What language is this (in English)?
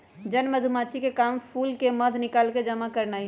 Magahi